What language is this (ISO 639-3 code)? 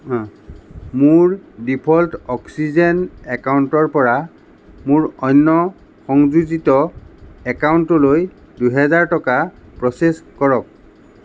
asm